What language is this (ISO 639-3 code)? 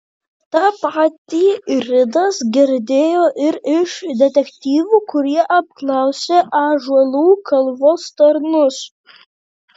lit